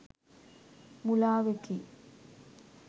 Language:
Sinhala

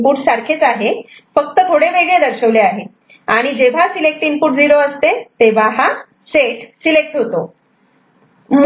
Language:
Marathi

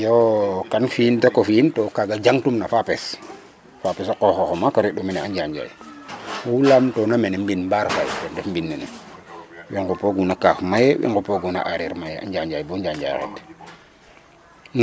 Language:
Serer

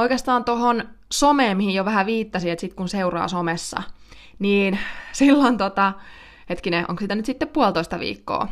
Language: Finnish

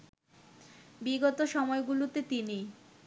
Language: Bangla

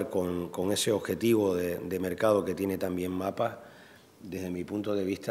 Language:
Spanish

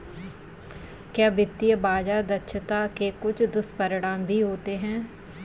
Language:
Hindi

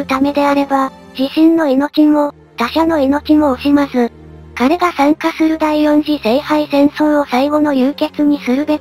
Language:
Japanese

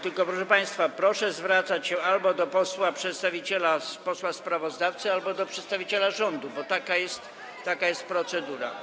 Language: Polish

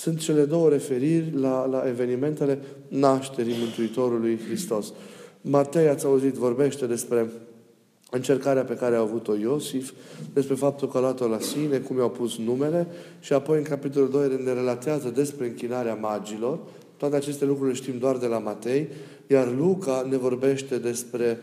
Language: Romanian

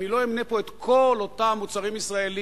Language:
Hebrew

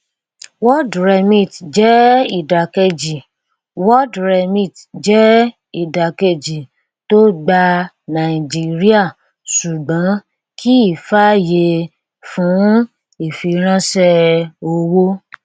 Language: Yoruba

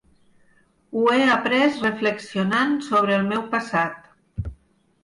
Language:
Catalan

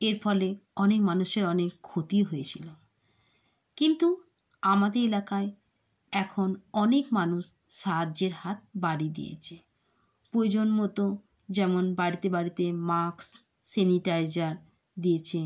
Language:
Bangla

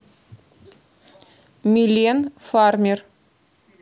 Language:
Russian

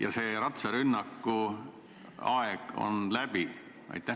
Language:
Estonian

